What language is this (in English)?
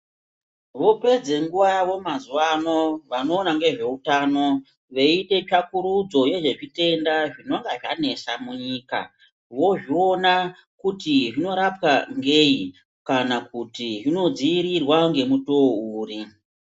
Ndau